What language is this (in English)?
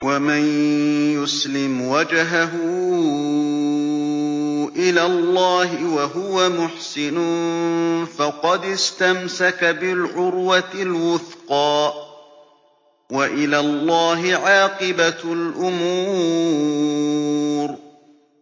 Arabic